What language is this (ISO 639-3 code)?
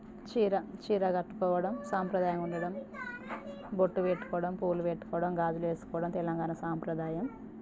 tel